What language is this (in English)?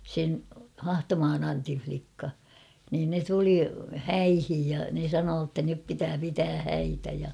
Finnish